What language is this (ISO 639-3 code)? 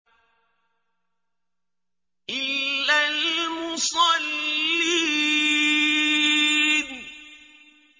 ara